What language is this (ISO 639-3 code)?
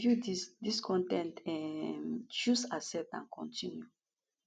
pcm